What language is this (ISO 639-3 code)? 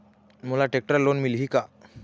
hne